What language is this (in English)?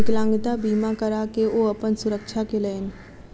Maithili